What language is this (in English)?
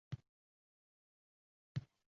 Uzbek